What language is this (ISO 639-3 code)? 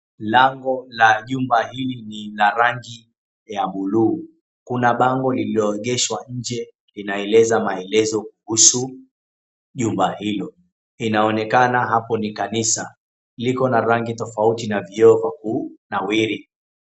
swa